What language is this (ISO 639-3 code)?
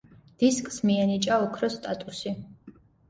kat